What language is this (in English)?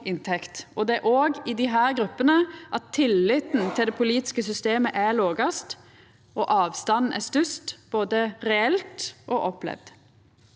Norwegian